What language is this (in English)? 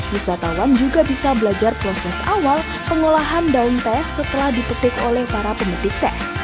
Indonesian